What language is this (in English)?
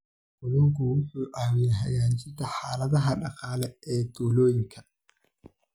Somali